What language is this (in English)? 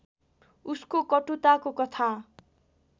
Nepali